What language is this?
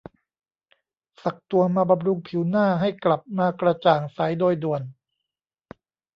Thai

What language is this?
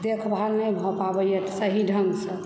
Maithili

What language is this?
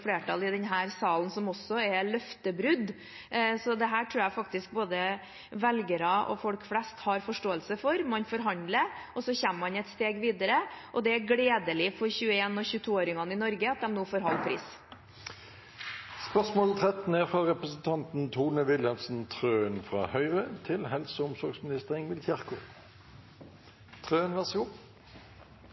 Norwegian Bokmål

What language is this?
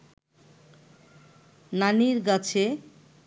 Bangla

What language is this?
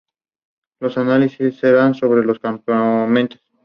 Spanish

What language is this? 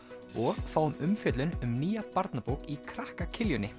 Icelandic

